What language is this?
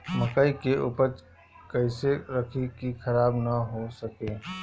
Bhojpuri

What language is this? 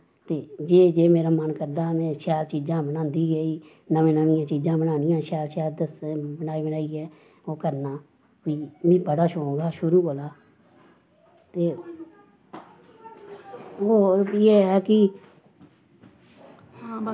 Dogri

